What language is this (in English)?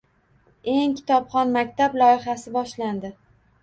Uzbek